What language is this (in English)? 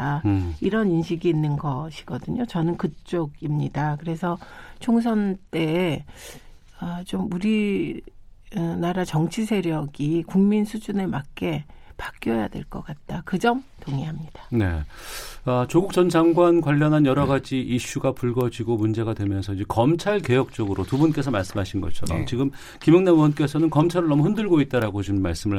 Korean